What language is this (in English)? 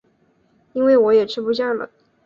Chinese